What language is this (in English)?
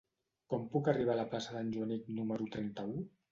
Catalan